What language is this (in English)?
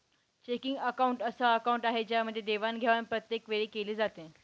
Marathi